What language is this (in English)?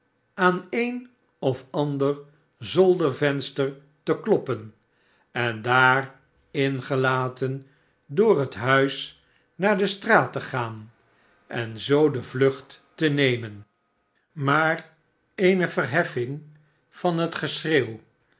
Dutch